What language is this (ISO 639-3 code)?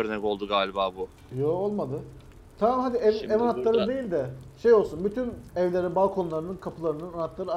tur